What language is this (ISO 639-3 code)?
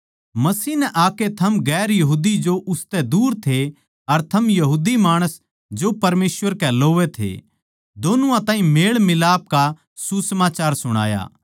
bgc